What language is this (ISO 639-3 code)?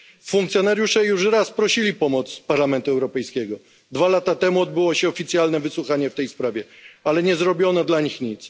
pol